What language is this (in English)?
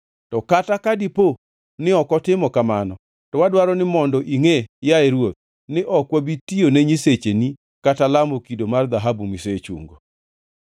Luo (Kenya and Tanzania)